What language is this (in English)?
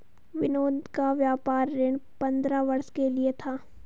Hindi